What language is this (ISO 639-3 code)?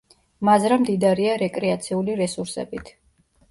kat